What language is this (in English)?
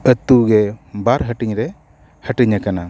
Santali